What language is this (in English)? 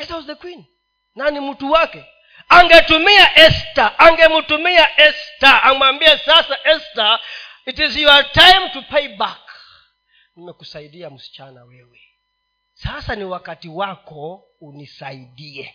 Swahili